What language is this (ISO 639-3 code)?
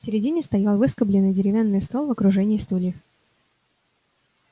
rus